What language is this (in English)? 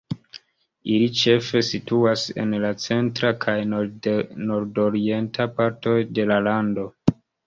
Esperanto